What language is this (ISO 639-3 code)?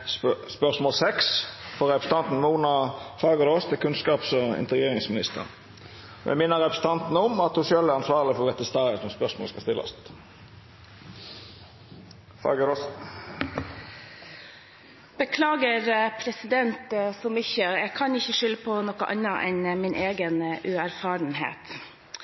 nor